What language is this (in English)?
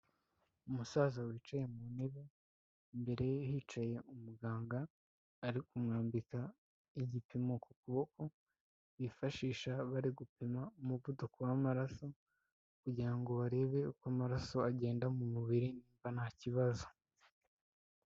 Kinyarwanda